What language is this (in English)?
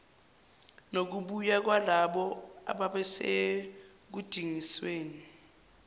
Zulu